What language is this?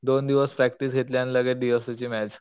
Marathi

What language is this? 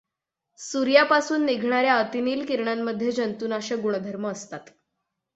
Marathi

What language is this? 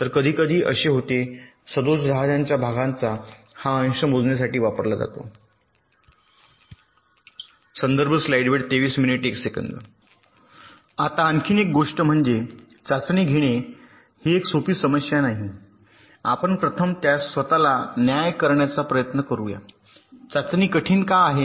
Marathi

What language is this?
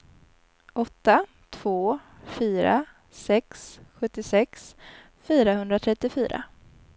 Swedish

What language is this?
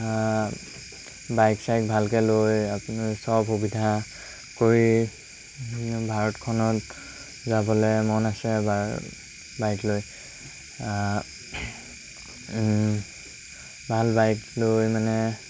Assamese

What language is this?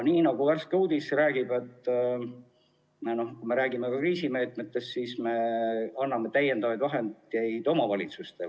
Estonian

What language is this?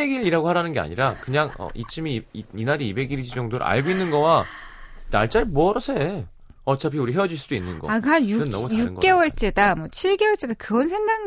Korean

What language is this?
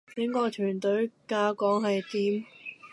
Cantonese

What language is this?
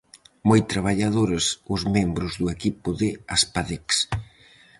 Galician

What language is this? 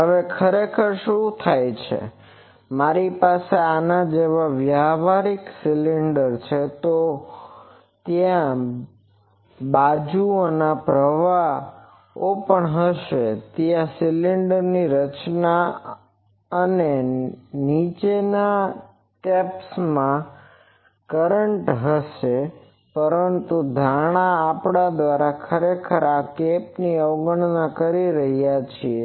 Gujarati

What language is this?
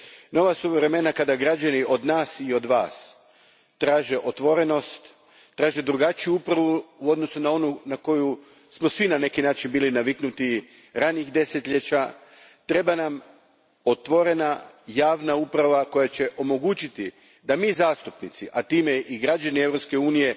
Croatian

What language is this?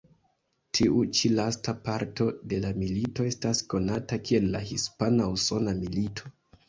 Esperanto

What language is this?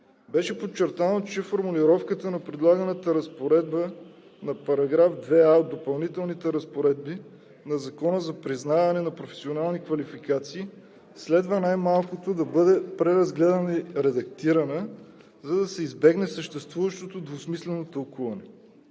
Bulgarian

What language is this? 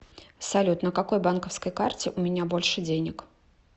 Russian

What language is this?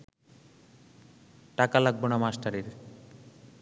Bangla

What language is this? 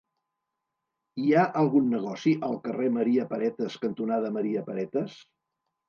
Catalan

